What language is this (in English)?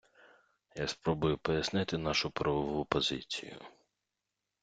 Ukrainian